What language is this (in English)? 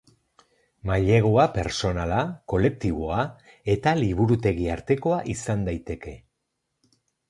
Basque